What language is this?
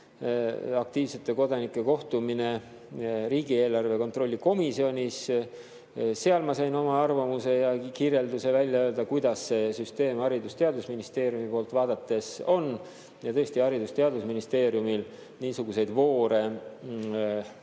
Estonian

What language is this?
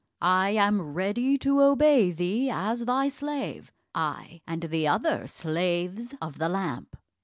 English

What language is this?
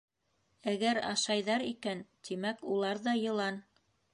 Bashkir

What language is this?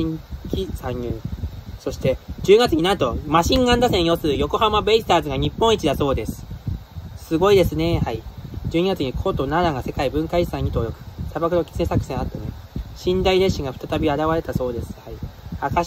Japanese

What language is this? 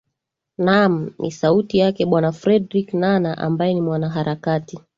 Swahili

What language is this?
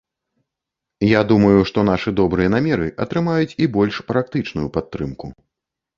Belarusian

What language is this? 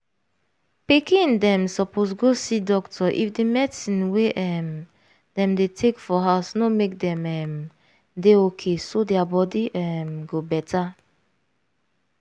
Nigerian Pidgin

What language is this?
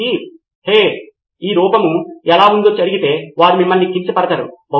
Telugu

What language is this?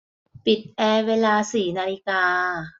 Thai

